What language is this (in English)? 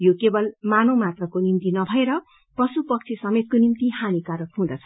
Nepali